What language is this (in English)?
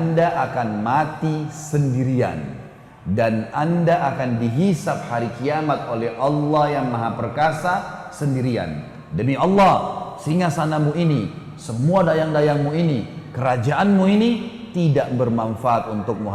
Indonesian